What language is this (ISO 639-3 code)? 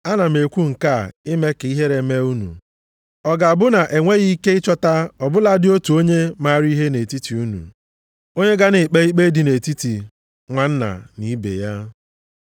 ibo